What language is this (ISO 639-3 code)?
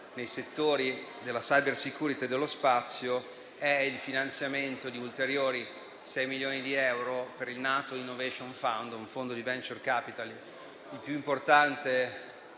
ita